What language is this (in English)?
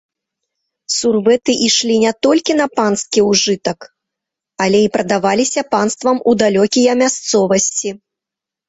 Belarusian